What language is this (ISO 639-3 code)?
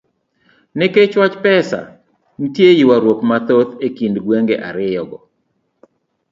luo